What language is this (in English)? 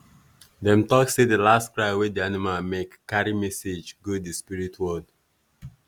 Nigerian Pidgin